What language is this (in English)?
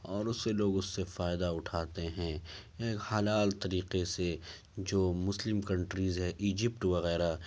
Urdu